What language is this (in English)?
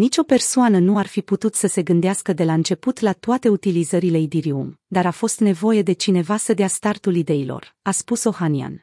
Romanian